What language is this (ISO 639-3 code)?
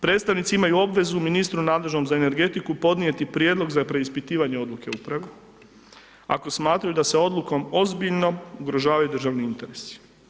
hrv